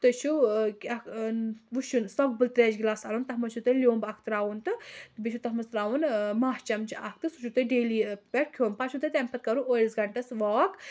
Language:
Kashmiri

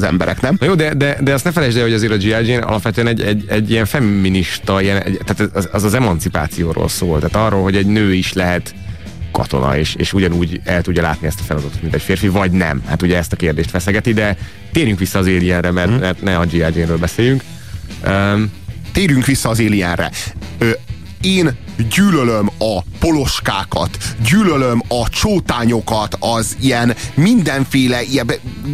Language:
Hungarian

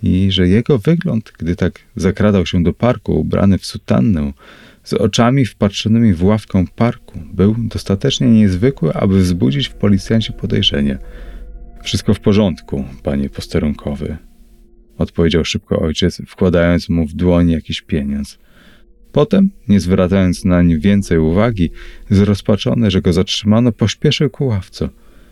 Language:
Polish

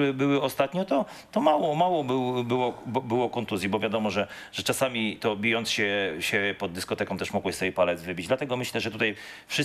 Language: Polish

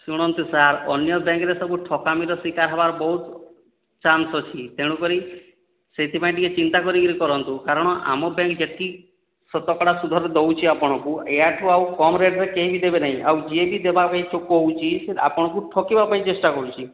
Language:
Odia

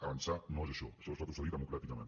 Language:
Catalan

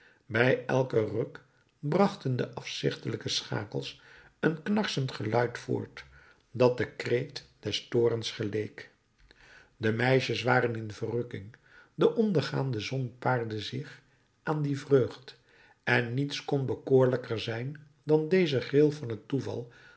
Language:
Dutch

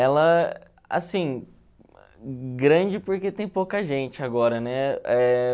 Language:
Portuguese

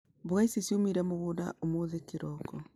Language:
Kikuyu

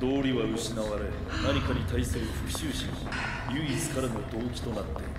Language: Japanese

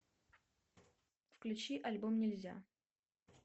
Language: Russian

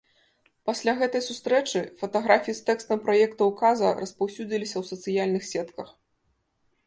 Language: Belarusian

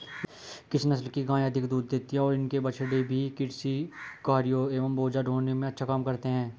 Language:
Hindi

